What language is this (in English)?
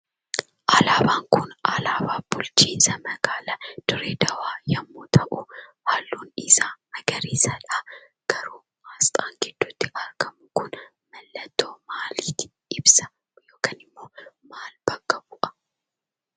Oromo